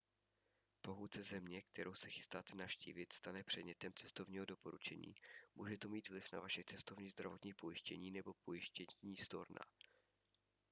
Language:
Czech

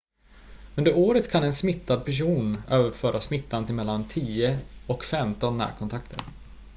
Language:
Swedish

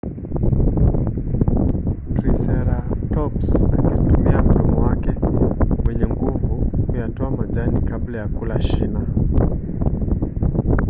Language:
Swahili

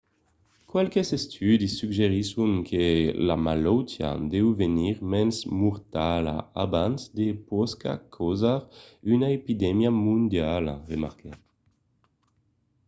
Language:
Occitan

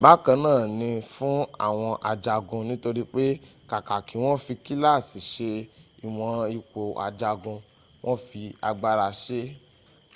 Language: Yoruba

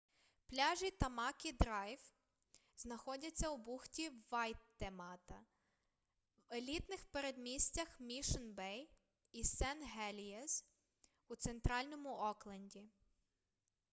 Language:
Ukrainian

